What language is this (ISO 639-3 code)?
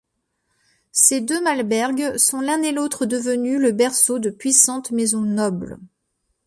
fra